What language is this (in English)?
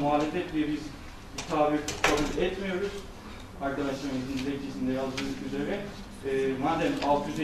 Turkish